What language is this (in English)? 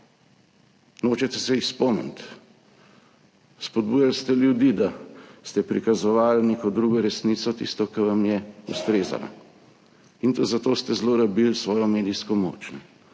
Slovenian